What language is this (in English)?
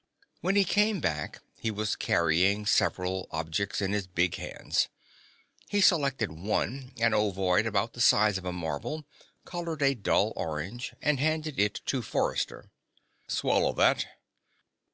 English